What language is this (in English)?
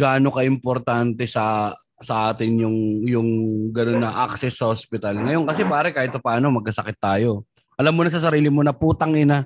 Filipino